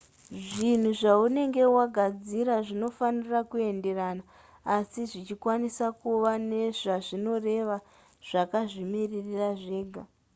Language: Shona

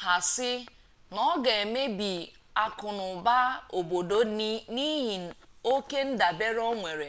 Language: Igbo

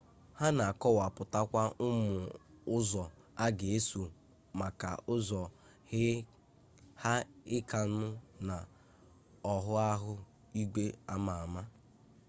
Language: Igbo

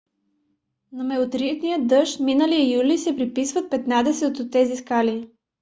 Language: Bulgarian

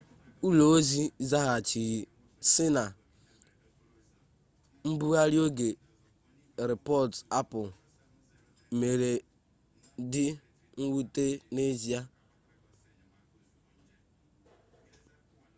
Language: Igbo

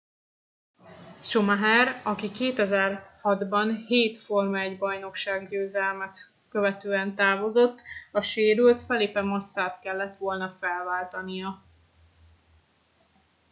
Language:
Hungarian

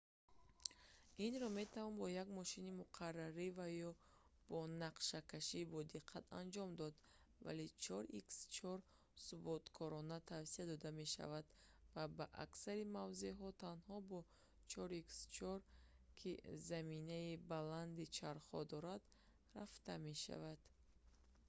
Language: Tajik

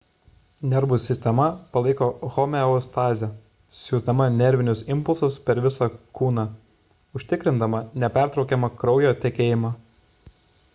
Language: Lithuanian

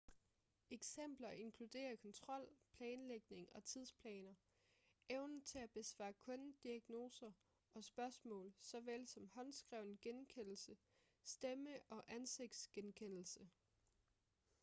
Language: Danish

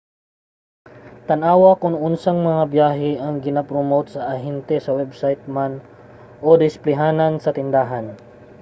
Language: Cebuano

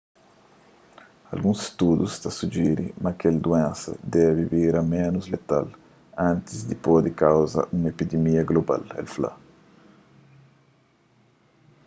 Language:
Kabuverdianu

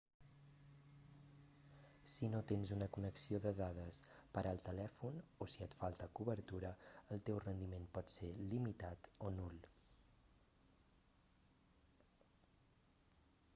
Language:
Catalan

